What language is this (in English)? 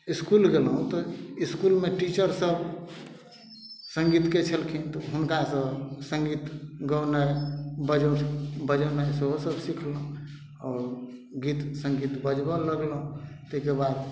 Maithili